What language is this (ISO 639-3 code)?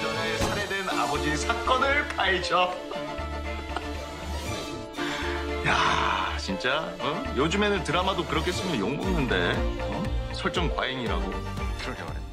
kor